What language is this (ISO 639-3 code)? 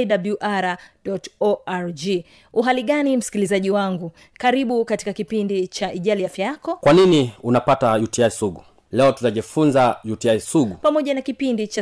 swa